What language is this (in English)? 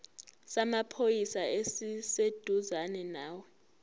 Zulu